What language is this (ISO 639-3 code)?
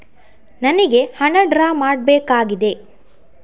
kan